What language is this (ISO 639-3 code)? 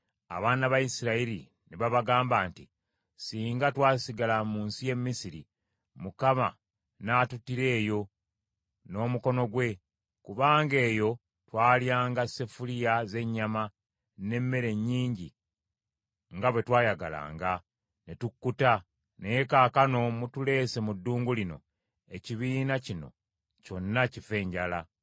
lug